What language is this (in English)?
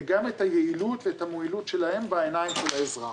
Hebrew